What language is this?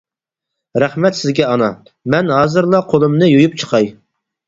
Uyghur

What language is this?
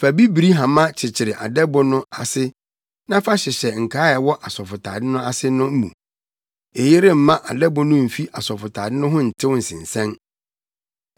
Akan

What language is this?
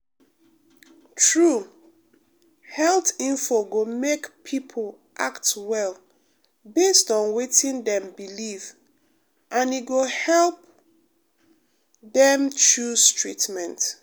Nigerian Pidgin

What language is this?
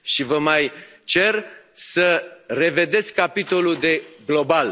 Romanian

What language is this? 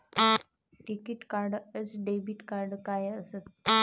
Marathi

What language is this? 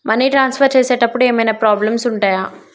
Telugu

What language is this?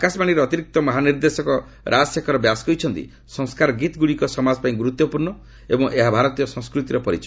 Odia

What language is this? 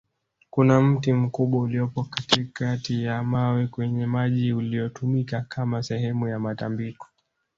Swahili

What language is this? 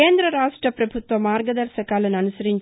Telugu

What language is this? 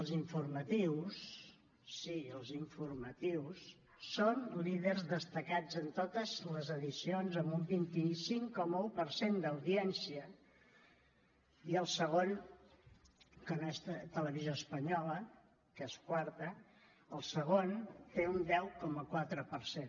Catalan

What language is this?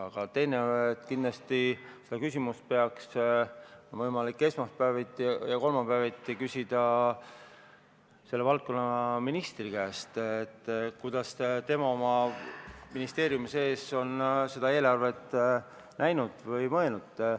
Estonian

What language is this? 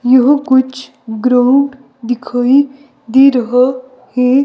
Hindi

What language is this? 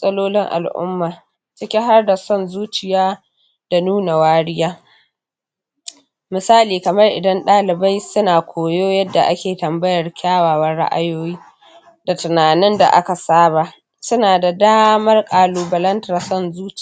Hausa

